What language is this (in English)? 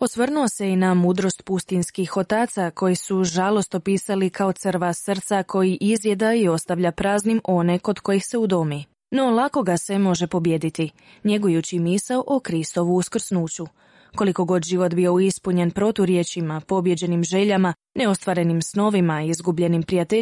Croatian